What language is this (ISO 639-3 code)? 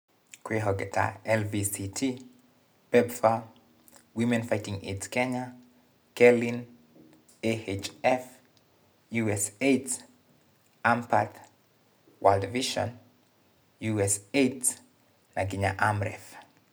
kik